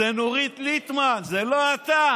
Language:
Hebrew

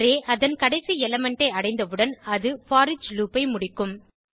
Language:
Tamil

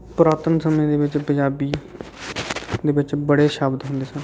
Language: Punjabi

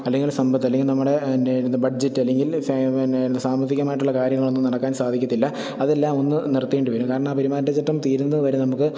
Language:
Malayalam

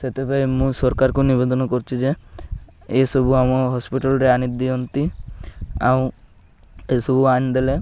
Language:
Odia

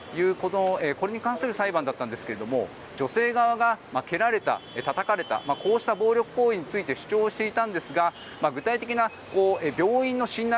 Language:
Japanese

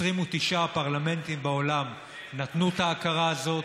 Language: Hebrew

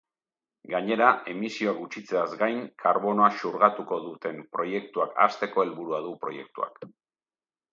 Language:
Basque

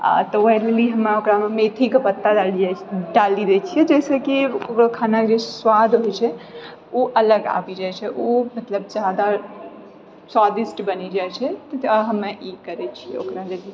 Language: Maithili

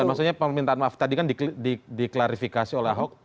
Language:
Indonesian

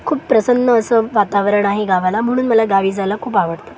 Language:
Marathi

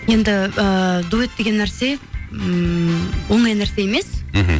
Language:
Kazakh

